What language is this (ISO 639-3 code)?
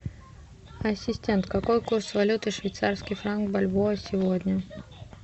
rus